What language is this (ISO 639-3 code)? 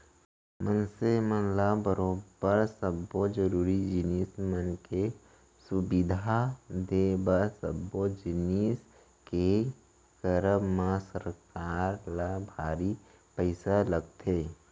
hne